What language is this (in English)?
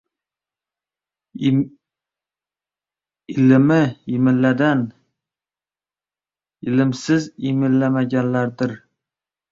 Uzbek